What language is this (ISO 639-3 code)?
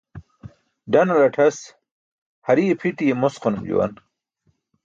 bsk